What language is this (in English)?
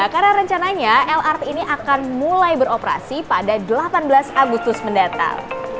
Indonesian